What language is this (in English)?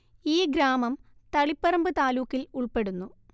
Malayalam